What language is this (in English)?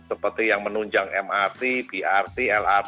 Indonesian